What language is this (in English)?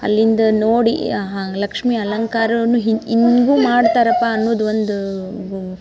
Kannada